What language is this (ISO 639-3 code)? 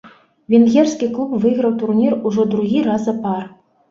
bel